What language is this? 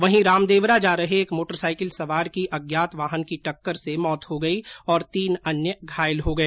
Hindi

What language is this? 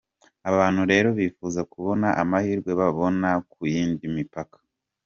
Kinyarwanda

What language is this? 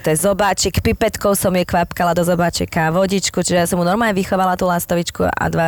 Slovak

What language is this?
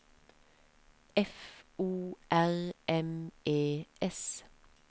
Norwegian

